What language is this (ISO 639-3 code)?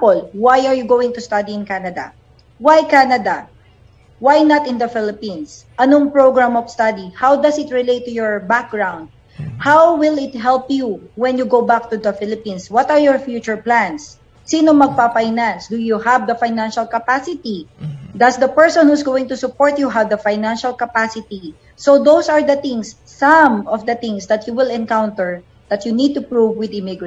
fil